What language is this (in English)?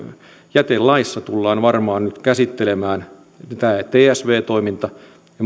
Finnish